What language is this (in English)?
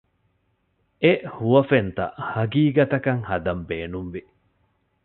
Divehi